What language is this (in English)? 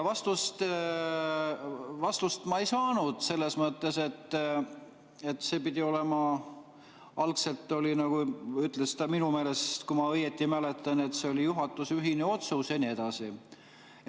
Estonian